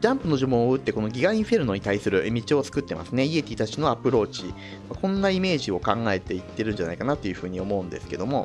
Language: Japanese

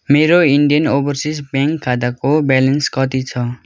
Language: Nepali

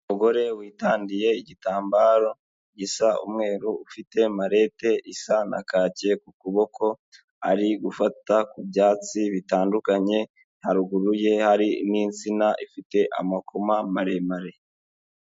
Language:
Kinyarwanda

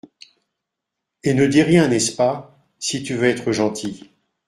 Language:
French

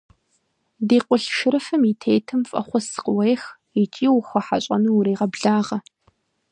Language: Kabardian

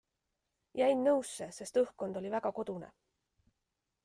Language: Estonian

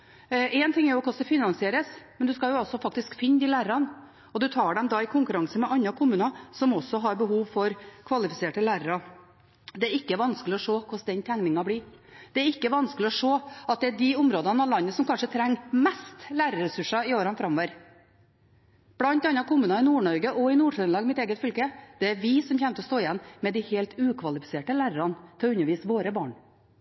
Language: Norwegian Bokmål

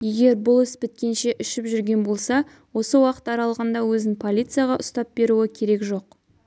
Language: Kazakh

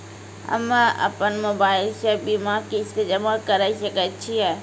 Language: Maithili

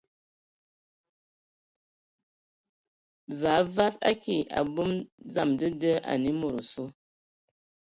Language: Ewondo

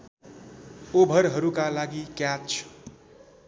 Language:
Nepali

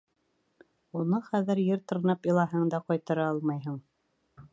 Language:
Bashkir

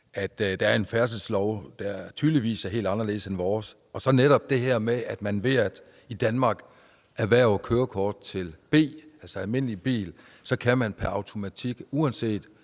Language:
Danish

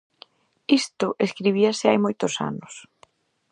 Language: Galician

